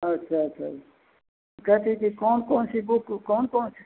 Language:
Hindi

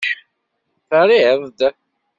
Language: Kabyle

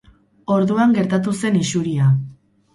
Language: Basque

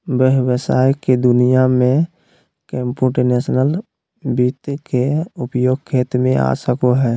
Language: Magahi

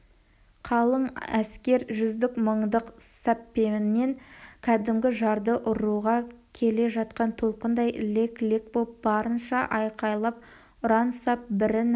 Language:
Kazakh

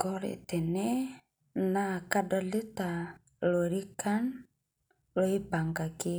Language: Masai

